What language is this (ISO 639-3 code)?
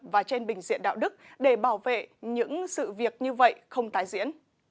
vie